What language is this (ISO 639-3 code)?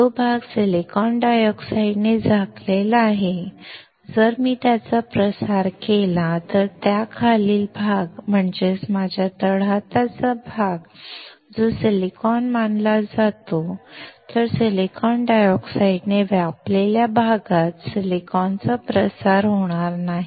mar